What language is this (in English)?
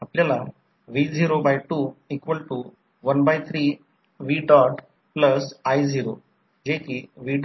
Marathi